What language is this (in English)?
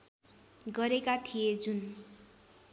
Nepali